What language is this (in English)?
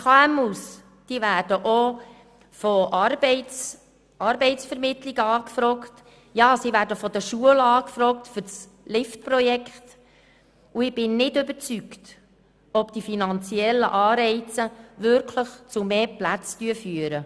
Swiss German